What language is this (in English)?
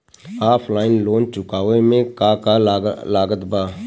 Bhojpuri